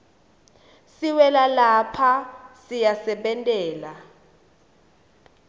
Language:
Swati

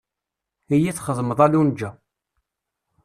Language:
Kabyle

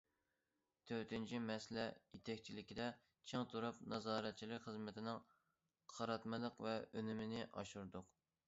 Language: Uyghur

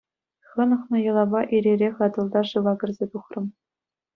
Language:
Chuvash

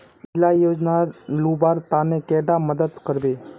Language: Magahi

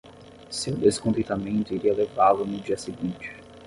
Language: Portuguese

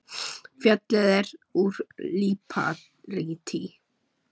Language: Icelandic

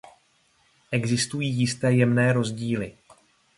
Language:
Czech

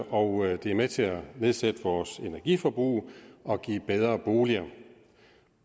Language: Danish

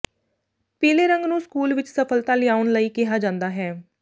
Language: Punjabi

